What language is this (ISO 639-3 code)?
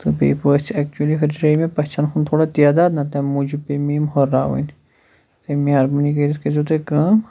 kas